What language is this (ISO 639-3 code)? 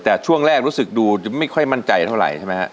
tha